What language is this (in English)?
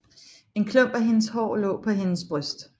Danish